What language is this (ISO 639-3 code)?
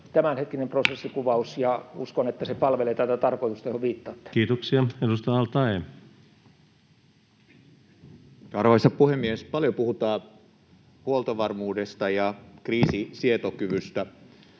fin